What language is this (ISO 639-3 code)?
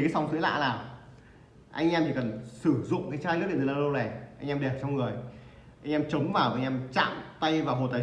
vie